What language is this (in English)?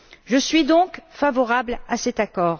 French